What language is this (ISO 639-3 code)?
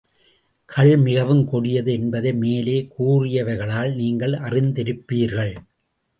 tam